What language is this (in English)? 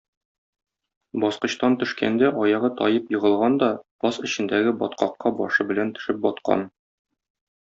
Tatar